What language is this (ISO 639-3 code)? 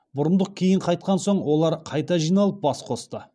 kaz